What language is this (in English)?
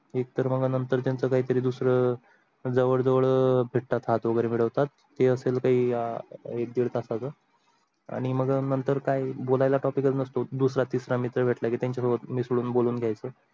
Marathi